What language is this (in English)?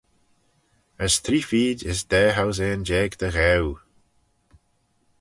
Manx